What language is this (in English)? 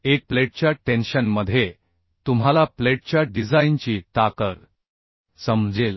Marathi